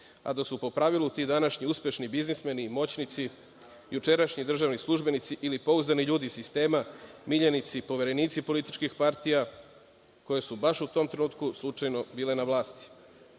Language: Serbian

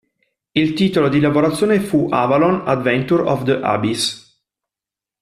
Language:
Italian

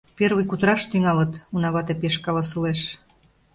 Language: Mari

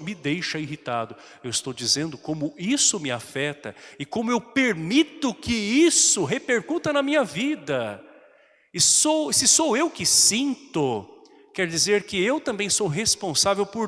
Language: Portuguese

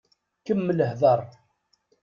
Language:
Kabyle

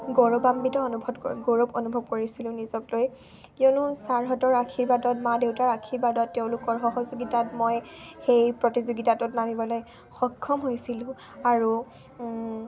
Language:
Assamese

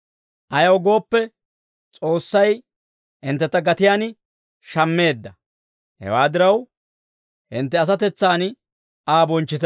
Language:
Dawro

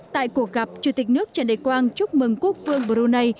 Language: Vietnamese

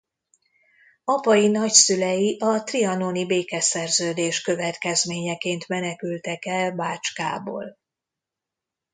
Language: Hungarian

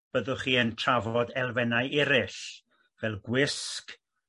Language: Welsh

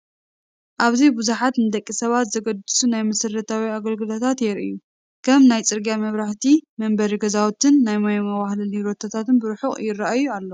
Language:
Tigrinya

